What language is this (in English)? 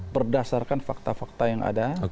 Indonesian